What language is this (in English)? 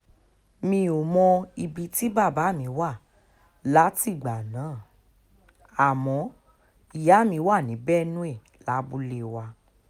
Yoruba